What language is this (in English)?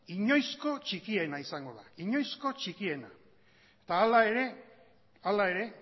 Basque